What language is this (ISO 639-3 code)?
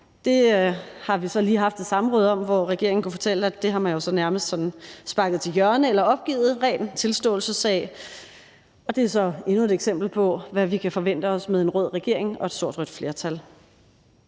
dan